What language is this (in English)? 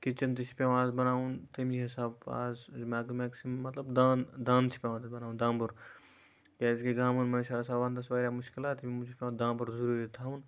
Kashmiri